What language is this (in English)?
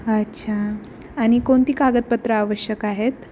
Marathi